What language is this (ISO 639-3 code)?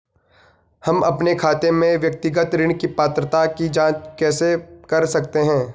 hin